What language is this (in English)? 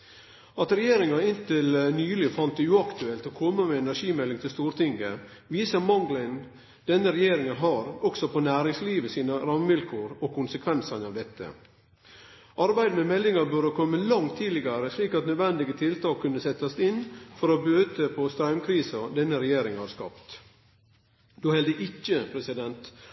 Norwegian Nynorsk